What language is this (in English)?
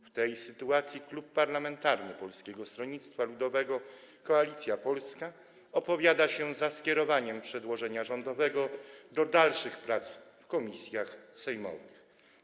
Polish